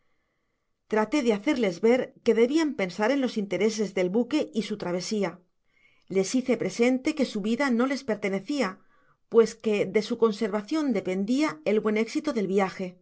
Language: Spanish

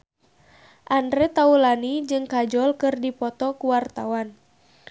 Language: Sundanese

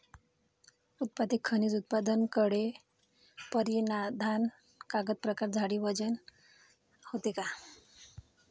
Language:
Marathi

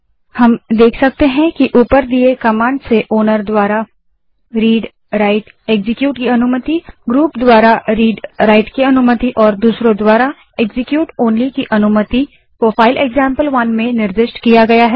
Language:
Hindi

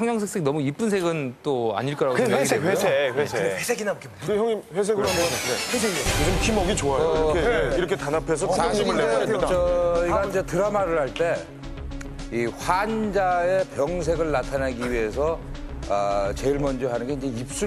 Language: Korean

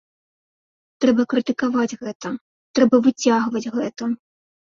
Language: Belarusian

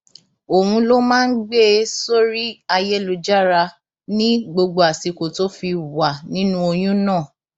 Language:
Yoruba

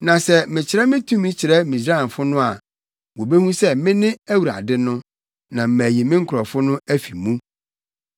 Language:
Akan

